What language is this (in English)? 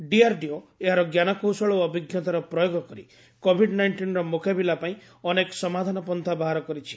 Odia